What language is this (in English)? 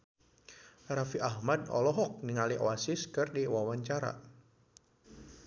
Sundanese